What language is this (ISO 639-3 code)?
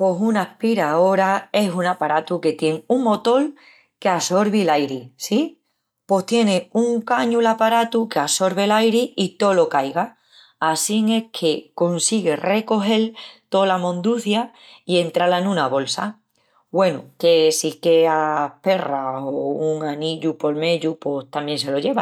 ext